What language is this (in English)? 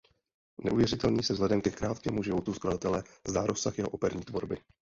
Czech